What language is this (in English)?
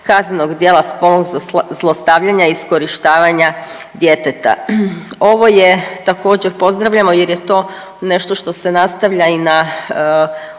Croatian